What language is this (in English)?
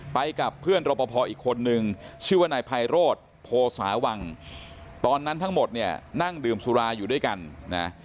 Thai